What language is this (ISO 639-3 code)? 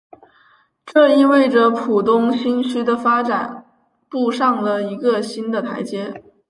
zho